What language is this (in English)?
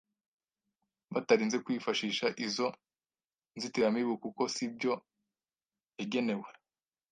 Kinyarwanda